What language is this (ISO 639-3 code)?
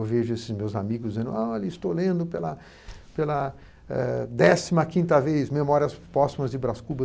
por